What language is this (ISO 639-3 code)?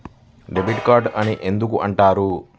tel